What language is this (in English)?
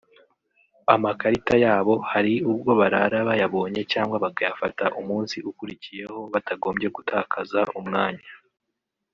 Kinyarwanda